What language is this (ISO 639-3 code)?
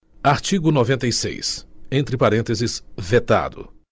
por